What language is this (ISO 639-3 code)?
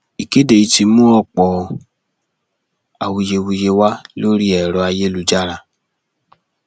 yor